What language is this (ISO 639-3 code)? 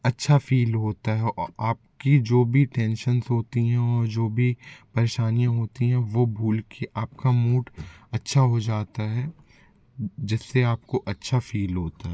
hin